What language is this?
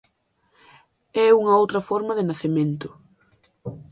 Galician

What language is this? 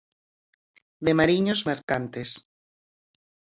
Galician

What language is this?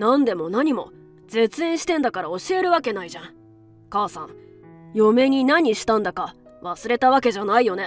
Japanese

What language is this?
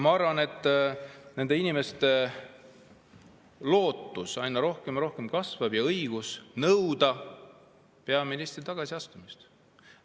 Estonian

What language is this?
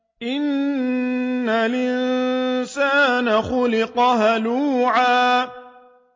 Arabic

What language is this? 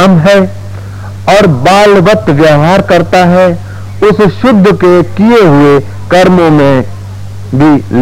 Hindi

